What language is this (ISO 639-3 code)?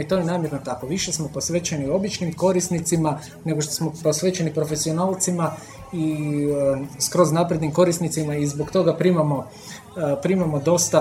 hrv